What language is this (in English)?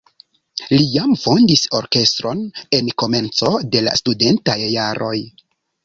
Esperanto